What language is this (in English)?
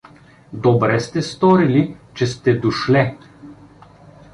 Bulgarian